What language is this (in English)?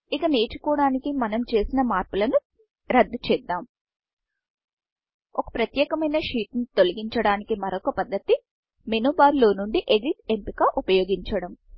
Telugu